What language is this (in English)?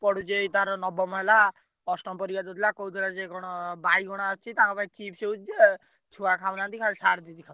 Odia